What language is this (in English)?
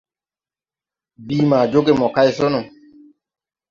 Tupuri